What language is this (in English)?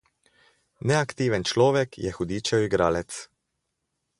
Slovenian